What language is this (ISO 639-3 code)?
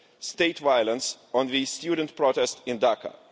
eng